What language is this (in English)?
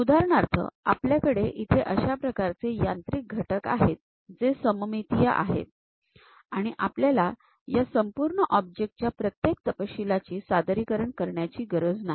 Marathi